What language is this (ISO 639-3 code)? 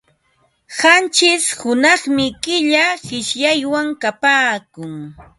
qva